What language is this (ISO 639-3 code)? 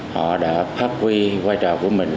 vie